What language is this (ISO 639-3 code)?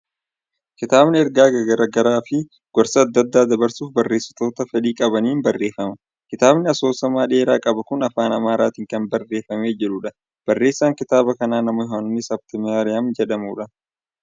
orm